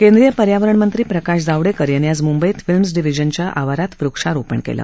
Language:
Marathi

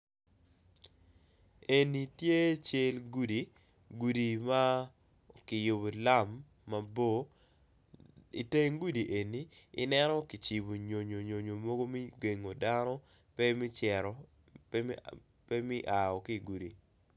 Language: Acoli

